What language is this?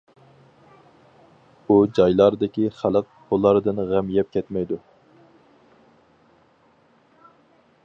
Uyghur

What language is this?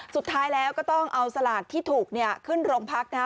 Thai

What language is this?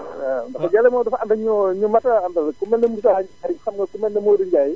Wolof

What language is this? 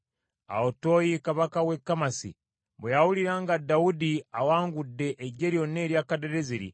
Ganda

